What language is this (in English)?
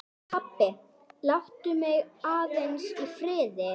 Icelandic